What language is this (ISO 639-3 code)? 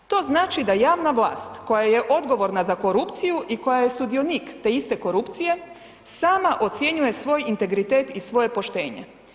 hrv